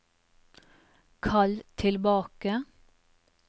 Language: Norwegian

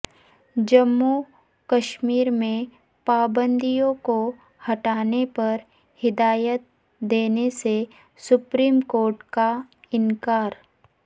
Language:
Urdu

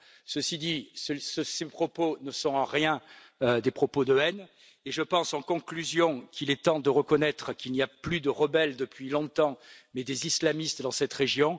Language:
French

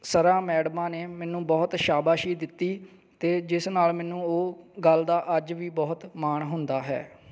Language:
Punjabi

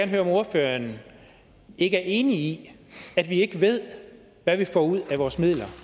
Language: Danish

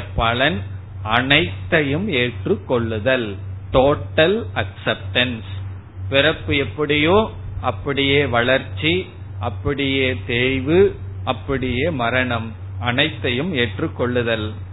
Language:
Tamil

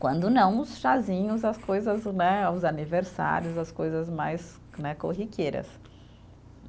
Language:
Portuguese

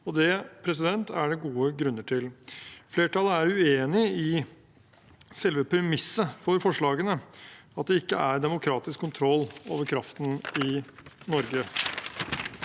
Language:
Norwegian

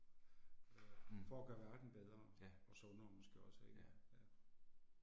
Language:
Danish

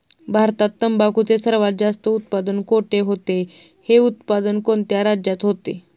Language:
Marathi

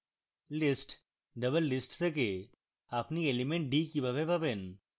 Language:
Bangla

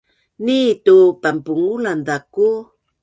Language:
Bunun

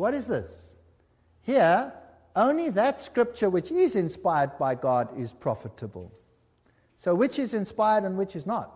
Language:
English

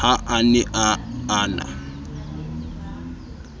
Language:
Southern Sotho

